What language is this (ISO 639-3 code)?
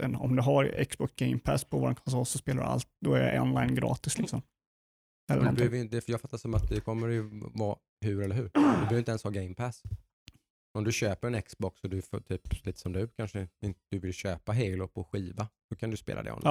swe